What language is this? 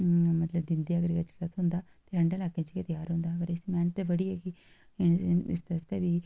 Dogri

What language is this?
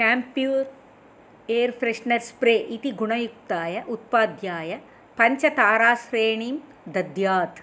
Sanskrit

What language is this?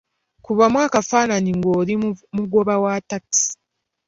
Ganda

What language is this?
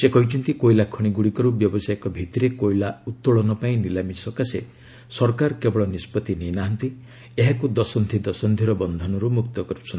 Odia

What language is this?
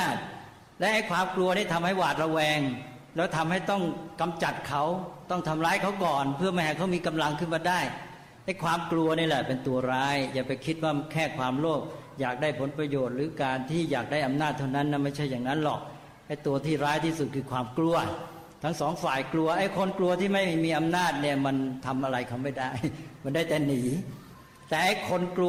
Thai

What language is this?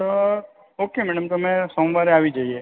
Gujarati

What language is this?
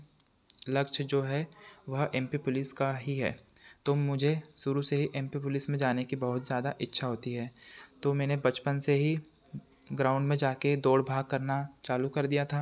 Hindi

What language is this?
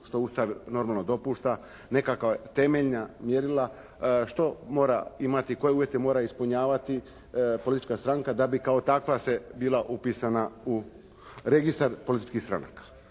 Croatian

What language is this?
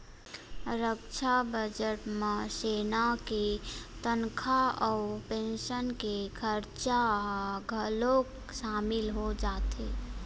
Chhattisgarhi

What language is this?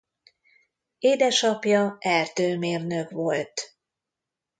Hungarian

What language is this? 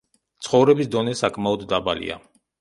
Georgian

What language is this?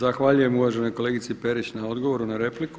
Croatian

